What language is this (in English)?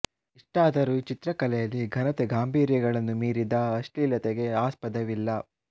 Kannada